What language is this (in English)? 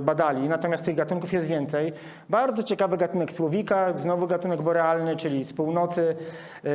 Polish